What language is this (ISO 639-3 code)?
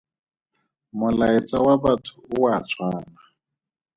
tsn